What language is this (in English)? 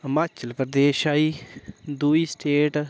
Dogri